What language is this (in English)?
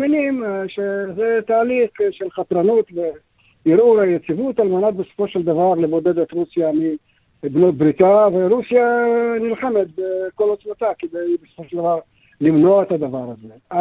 Hebrew